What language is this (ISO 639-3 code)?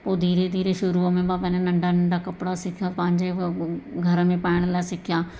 snd